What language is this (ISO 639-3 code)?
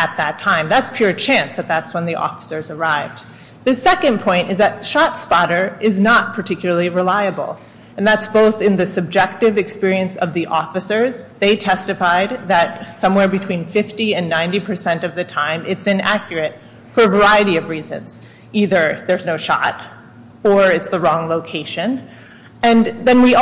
eng